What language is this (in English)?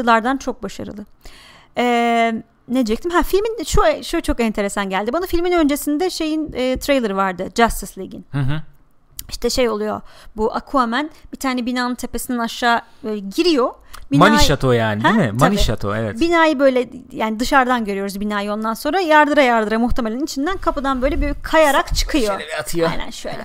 Turkish